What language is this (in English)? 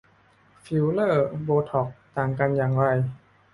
Thai